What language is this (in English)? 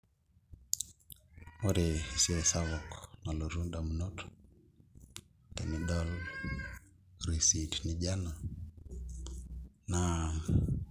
Masai